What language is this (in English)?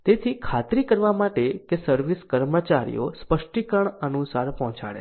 Gujarati